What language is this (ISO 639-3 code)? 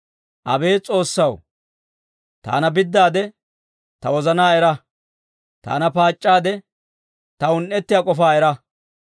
dwr